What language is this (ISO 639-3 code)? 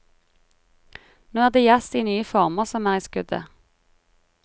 nor